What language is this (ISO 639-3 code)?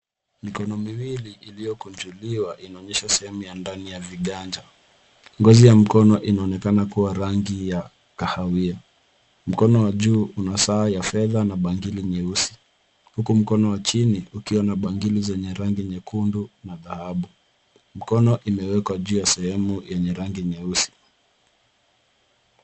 swa